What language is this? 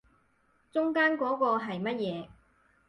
Cantonese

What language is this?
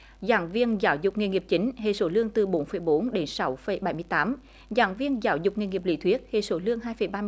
Vietnamese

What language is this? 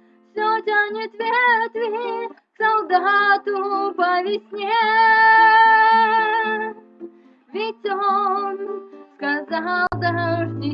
Ukrainian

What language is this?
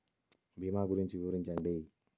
Telugu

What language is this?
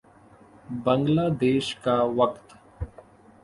Urdu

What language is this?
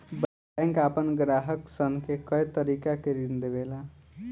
Bhojpuri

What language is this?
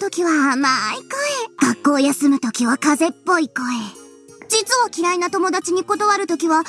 Japanese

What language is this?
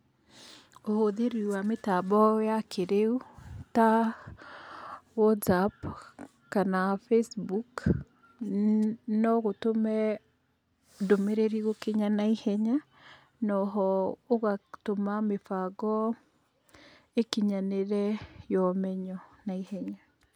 Kikuyu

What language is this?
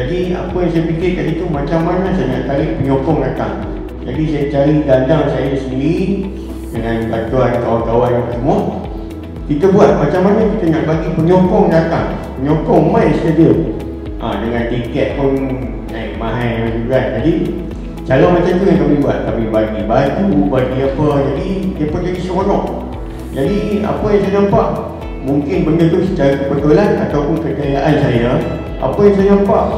Malay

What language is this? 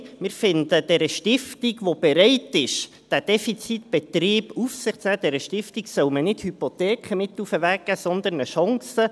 Swiss German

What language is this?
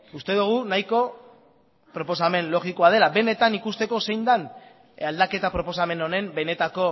Basque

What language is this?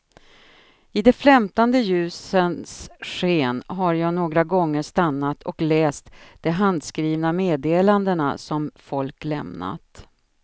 Swedish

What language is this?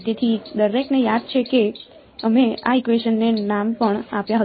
Gujarati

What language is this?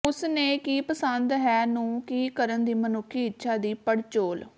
Punjabi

